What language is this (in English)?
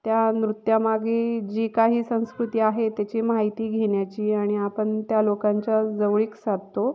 Marathi